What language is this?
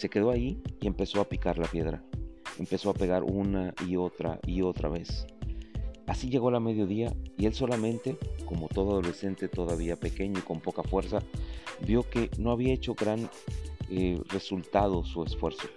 Spanish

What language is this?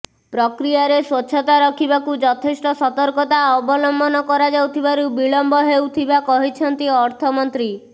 Odia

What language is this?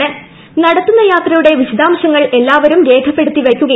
Malayalam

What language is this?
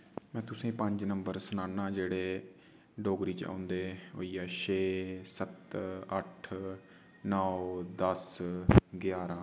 Dogri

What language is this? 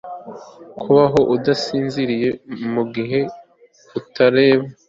Kinyarwanda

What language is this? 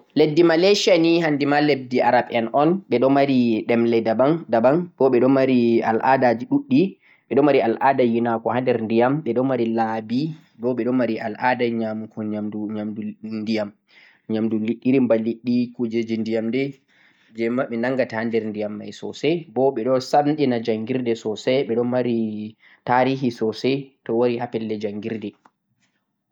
Central-Eastern Niger Fulfulde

